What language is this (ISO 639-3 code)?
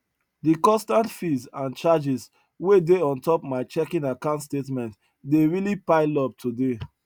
pcm